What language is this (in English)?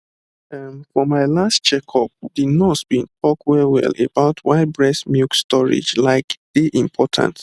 Nigerian Pidgin